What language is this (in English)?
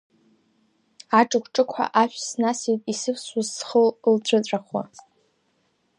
Abkhazian